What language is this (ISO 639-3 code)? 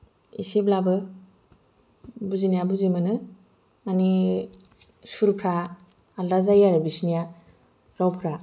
brx